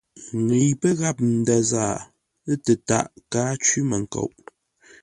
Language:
Ngombale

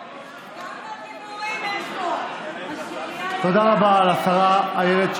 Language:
Hebrew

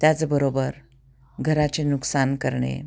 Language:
Marathi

